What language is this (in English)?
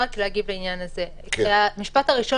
Hebrew